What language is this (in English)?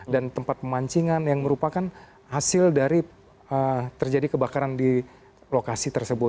Indonesian